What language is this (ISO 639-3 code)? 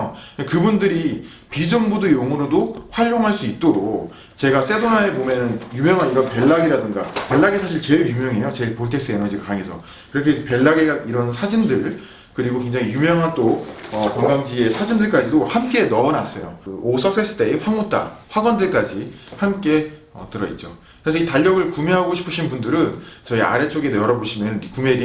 kor